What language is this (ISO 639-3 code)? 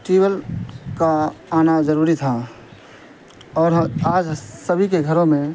urd